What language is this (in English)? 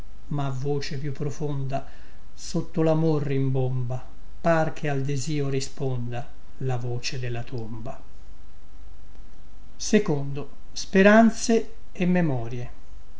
Italian